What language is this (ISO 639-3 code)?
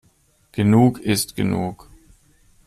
deu